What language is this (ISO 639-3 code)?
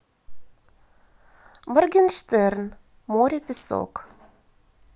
rus